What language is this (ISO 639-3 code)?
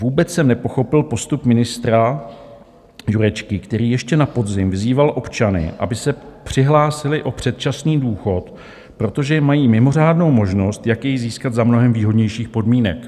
ces